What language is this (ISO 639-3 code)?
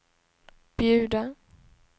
swe